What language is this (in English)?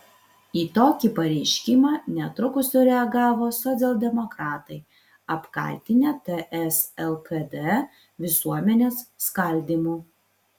Lithuanian